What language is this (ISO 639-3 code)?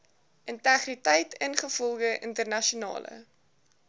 afr